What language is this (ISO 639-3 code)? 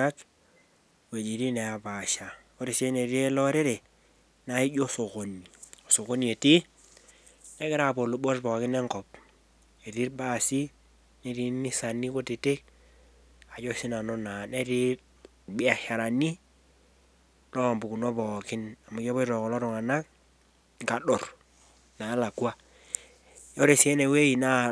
mas